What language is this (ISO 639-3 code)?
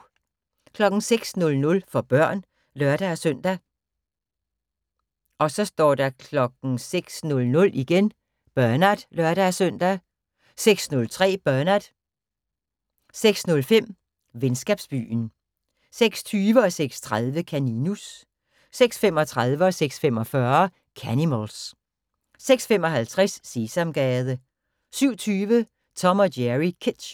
dan